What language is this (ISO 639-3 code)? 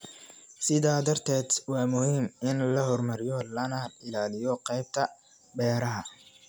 som